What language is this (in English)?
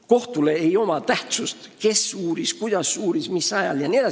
Estonian